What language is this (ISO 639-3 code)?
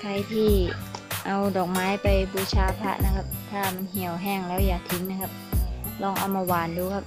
tha